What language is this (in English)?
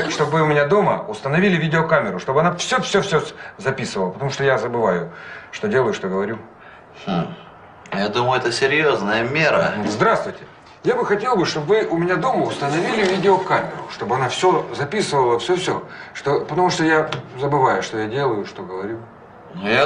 Russian